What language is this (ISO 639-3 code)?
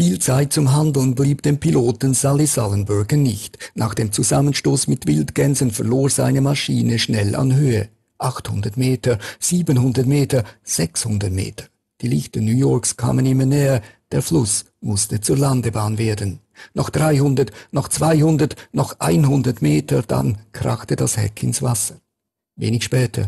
deu